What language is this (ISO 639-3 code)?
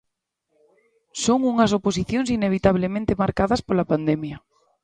glg